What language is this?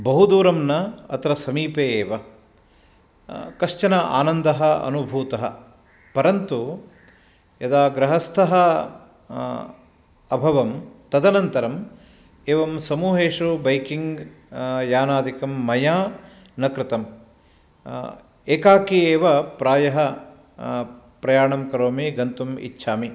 Sanskrit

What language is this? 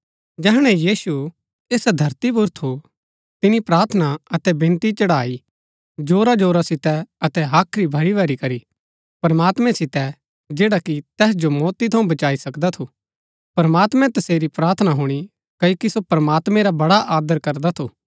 Gaddi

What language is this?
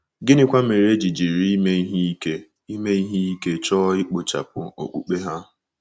Igbo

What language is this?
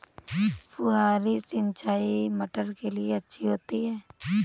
Hindi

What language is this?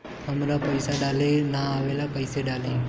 Bhojpuri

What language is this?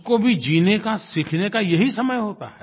Hindi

